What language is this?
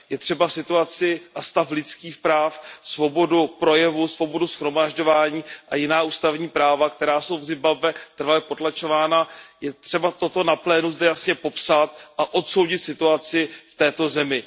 Czech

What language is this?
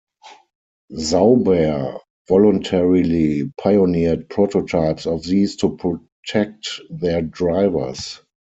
English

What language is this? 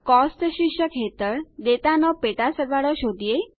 Gujarati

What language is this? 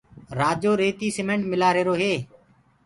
Gurgula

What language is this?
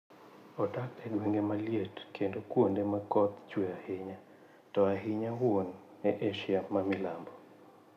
Luo (Kenya and Tanzania)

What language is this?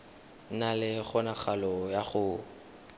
Tswana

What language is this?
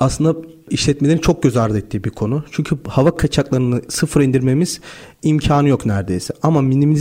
Turkish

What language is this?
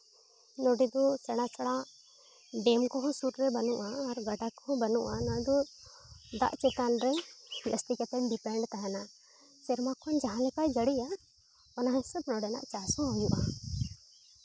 Santali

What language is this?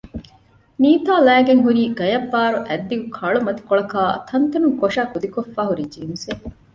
Divehi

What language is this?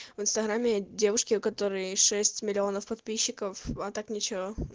Russian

